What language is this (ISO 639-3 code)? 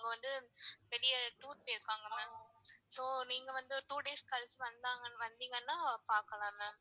tam